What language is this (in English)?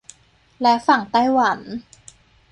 Thai